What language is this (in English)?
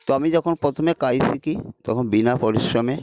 Bangla